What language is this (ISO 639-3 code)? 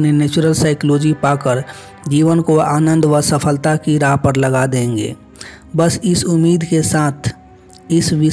hin